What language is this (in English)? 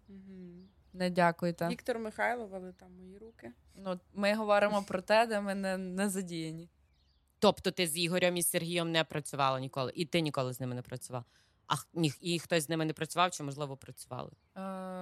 Ukrainian